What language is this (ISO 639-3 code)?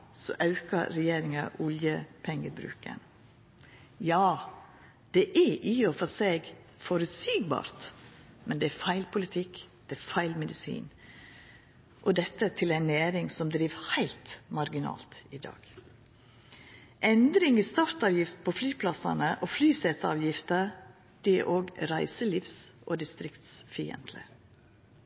nno